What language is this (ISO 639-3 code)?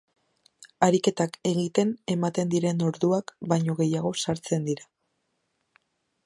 eus